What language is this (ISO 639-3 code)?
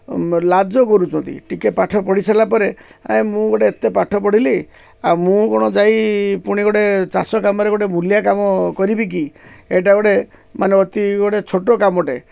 ori